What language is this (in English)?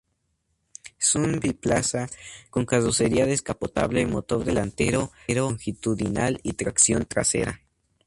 Spanish